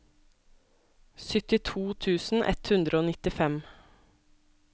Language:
Norwegian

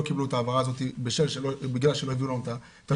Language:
Hebrew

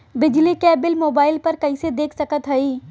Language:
Bhojpuri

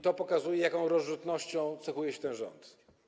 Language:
Polish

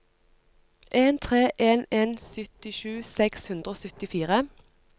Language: Norwegian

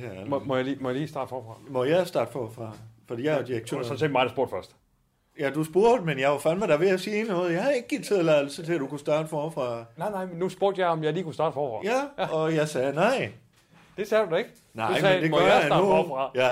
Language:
Danish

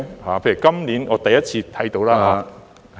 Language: Cantonese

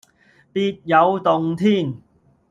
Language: Cantonese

